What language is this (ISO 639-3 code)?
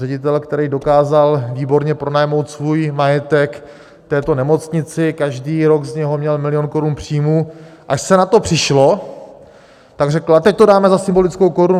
ces